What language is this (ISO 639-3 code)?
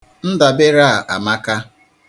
ibo